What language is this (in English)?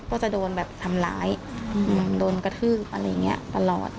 Thai